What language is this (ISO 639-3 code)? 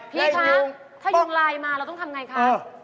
tha